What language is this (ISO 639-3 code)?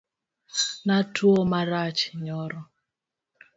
luo